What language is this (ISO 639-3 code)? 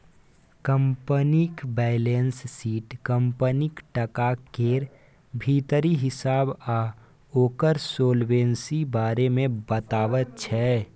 mai